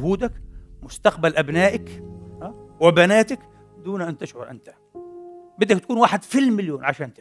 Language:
Arabic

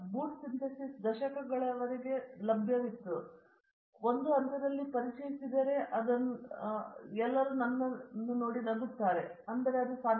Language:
Kannada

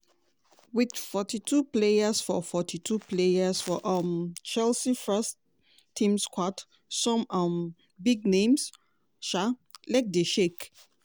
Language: Nigerian Pidgin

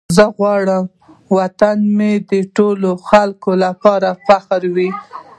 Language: Pashto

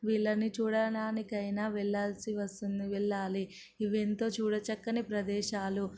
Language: Telugu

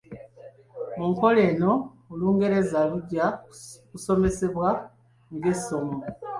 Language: Ganda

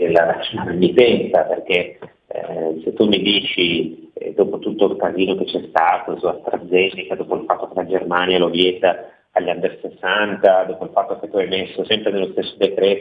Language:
Italian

